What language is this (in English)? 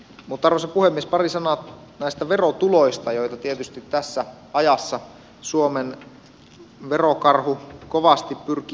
Finnish